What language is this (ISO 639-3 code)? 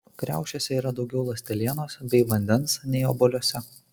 lit